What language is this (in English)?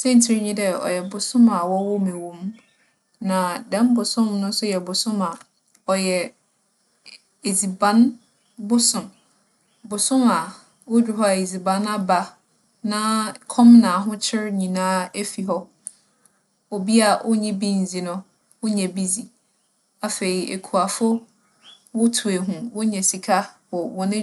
Akan